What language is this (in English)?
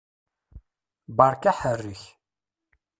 Kabyle